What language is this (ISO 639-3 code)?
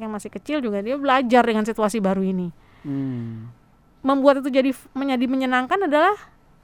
ind